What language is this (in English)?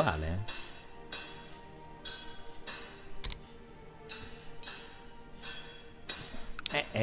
Italian